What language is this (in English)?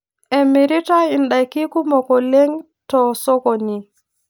Masai